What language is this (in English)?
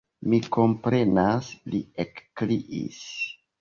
Esperanto